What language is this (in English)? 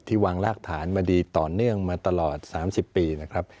Thai